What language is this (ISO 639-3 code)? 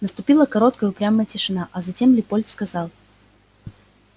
rus